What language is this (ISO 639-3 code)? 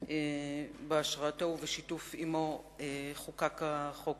heb